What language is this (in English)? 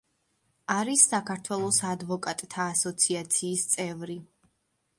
Georgian